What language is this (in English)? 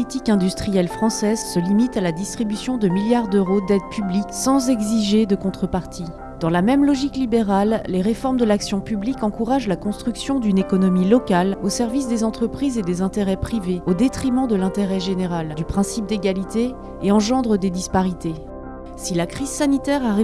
French